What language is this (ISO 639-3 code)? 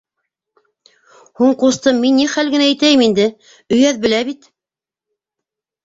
bak